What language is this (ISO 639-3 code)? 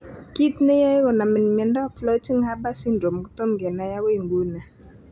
kln